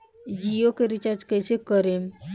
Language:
Bhojpuri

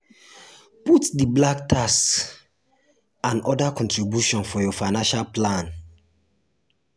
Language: Nigerian Pidgin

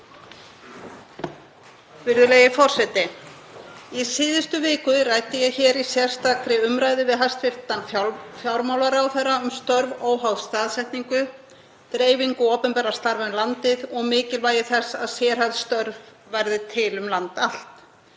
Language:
Icelandic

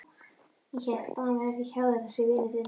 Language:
Icelandic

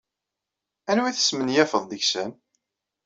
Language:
Kabyle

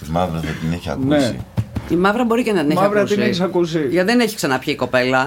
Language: Greek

